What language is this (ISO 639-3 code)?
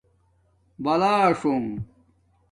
dmk